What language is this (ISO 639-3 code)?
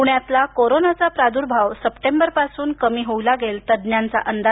mar